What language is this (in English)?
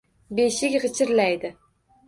Uzbek